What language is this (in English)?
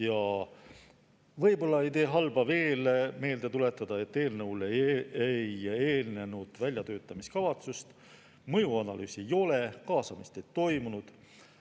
Estonian